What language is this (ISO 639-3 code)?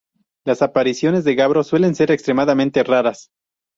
spa